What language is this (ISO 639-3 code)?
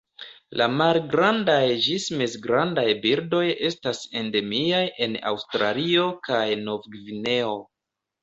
epo